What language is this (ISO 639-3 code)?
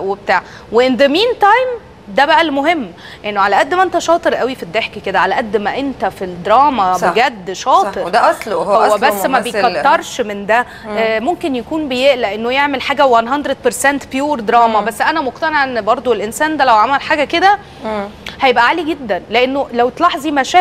ara